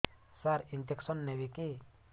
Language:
Odia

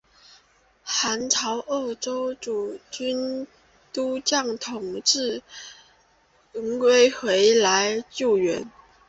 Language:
Chinese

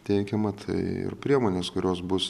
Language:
Lithuanian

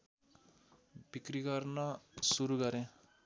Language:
Nepali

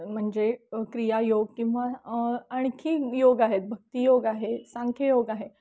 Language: Marathi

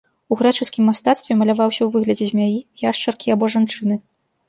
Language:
Belarusian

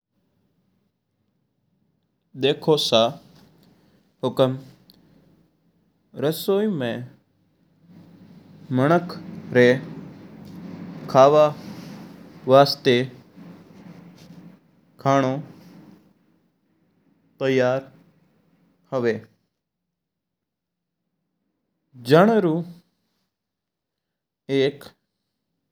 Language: Mewari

